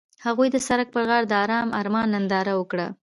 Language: Pashto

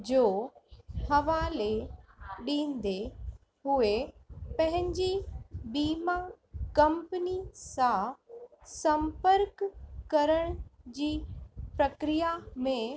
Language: Sindhi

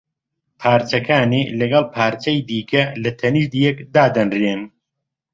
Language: Central Kurdish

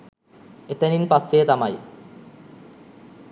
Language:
Sinhala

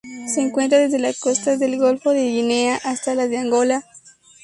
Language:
Spanish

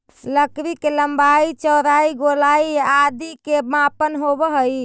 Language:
Magahi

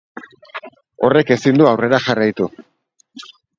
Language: Basque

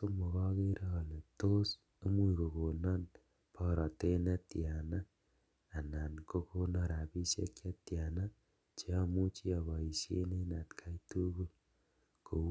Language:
Kalenjin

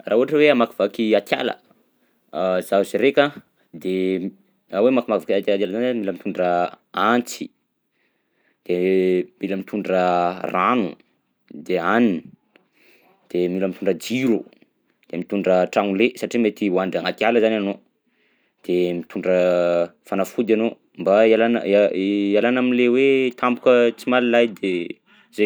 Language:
Southern Betsimisaraka Malagasy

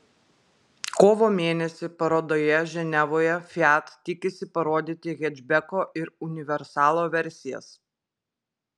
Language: Lithuanian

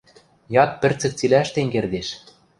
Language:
Western Mari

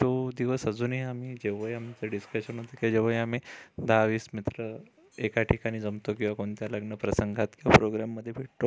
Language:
Marathi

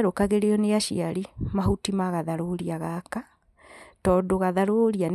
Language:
Kikuyu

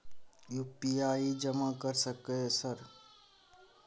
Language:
Maithili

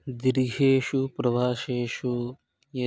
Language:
Sanskrit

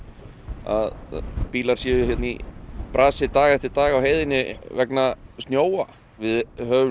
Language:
Icelandic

